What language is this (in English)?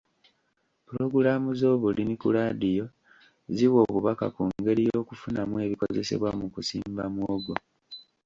Ganda